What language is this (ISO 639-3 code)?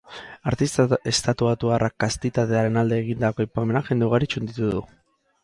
eus